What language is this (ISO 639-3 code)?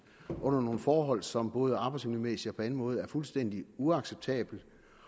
dan